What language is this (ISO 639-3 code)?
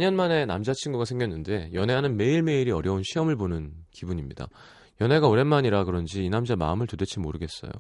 kor